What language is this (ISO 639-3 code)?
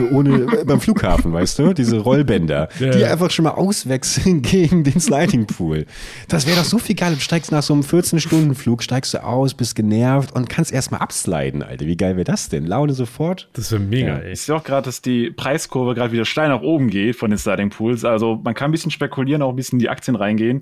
deu